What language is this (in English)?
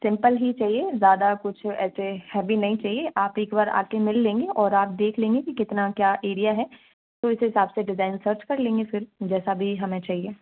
Hindi